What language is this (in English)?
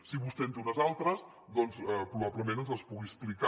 Catalan